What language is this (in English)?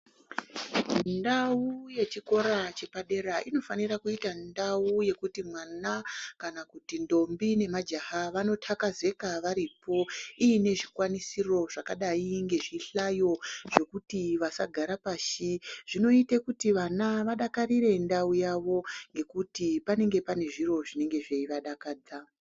Ndau